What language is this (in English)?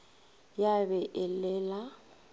Northern Sotho